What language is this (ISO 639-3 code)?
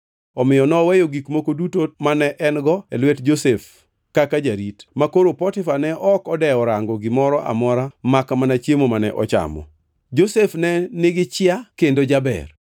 luo